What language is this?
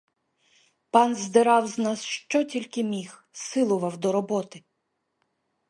Ukrainian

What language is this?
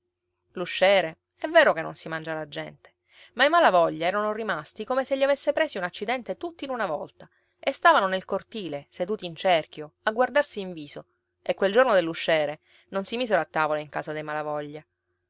Italian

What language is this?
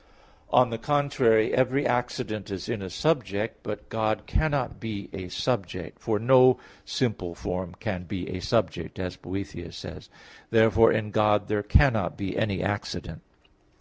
English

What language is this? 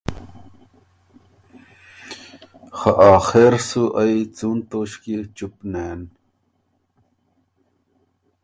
Ormuri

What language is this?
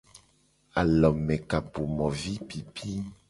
Gen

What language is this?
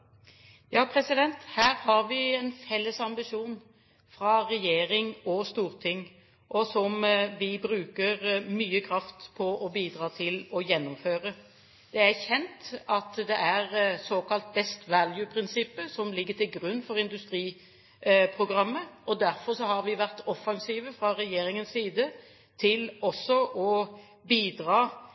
Norwegian Bokmål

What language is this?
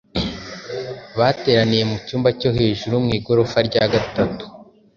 Kinyarwanda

